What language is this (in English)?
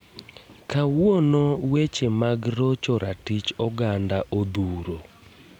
Luo (Kenya and Tanzania)